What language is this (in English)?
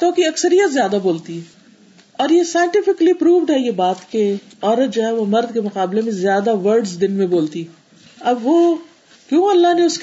Urdu